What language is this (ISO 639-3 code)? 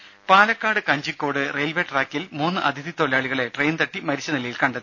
mal